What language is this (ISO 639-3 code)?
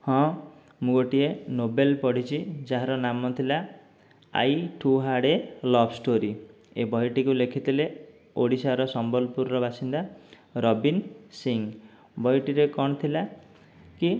ori